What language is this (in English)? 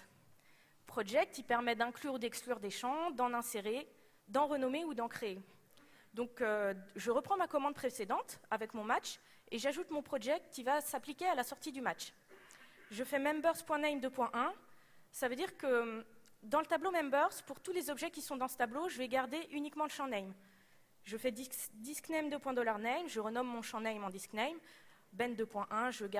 French